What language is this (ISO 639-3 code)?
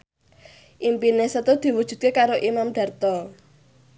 jav